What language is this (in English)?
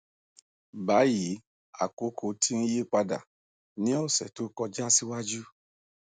Yoruba